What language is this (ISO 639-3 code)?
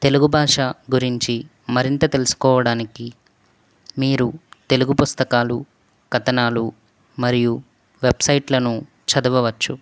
tel